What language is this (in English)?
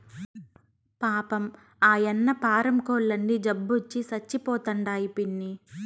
Telugu